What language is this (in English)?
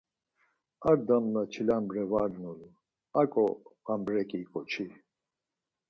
Laz